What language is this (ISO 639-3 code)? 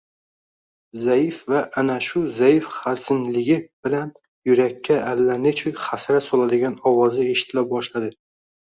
uzb